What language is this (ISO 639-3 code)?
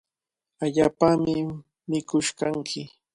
qvl